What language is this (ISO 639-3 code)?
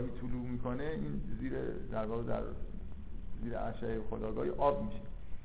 fas